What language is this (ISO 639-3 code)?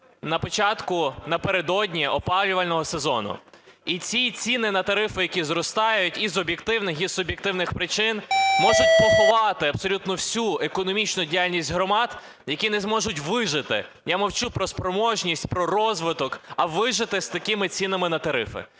ukr